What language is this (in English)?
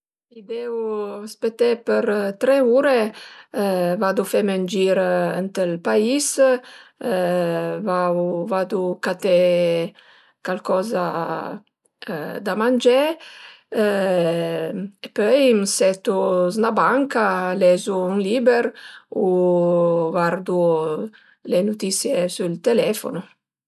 Piedmontese